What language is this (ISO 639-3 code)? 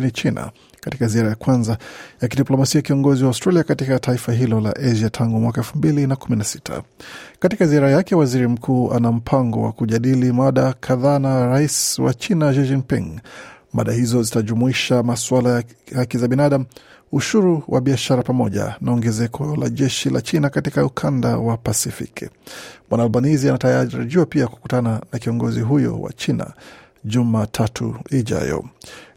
swa